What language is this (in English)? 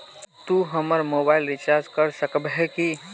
Magahi